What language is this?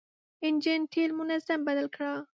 Pashto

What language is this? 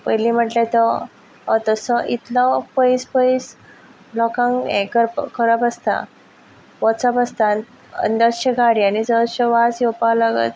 Konkani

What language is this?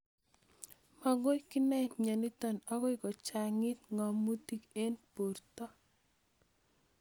Kalenjin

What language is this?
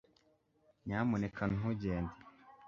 Kinyarwanda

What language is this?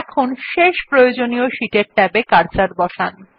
Bangla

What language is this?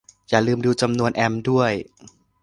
Thai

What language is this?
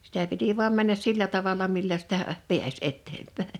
Finnish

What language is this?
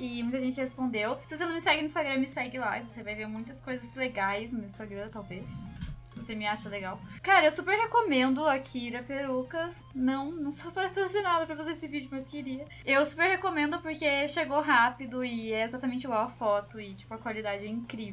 Portuguese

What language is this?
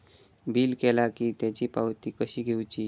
Marathi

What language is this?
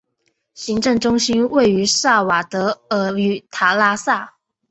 Chinese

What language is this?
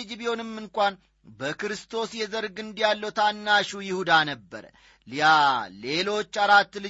Amharic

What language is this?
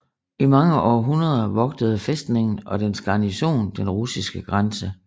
Danish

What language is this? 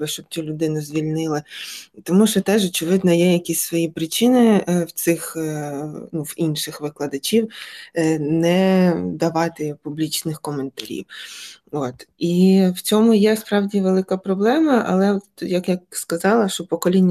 Ukrainian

